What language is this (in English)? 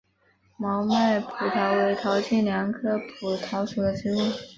Chinese